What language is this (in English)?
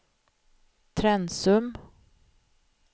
Swedish